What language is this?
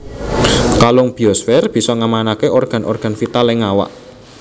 Javanese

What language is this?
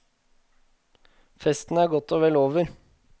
Norwegian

